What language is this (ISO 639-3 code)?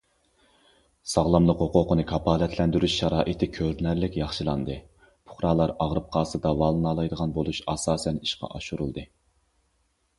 uig